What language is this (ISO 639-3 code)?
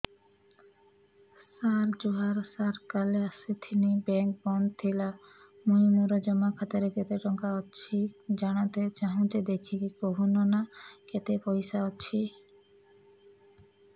ori